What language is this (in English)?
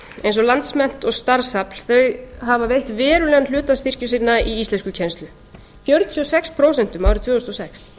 Icelandic